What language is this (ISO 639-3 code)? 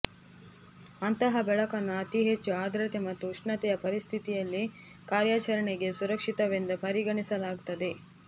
kan